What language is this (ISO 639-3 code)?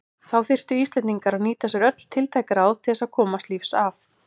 isl